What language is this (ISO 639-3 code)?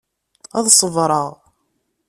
kab